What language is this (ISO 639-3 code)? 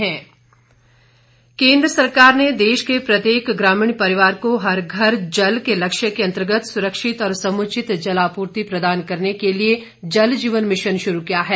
hin